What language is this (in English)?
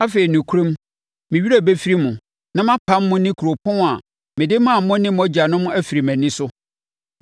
Akan